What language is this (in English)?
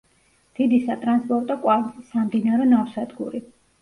Georgian